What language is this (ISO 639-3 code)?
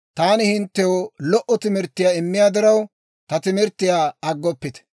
dwr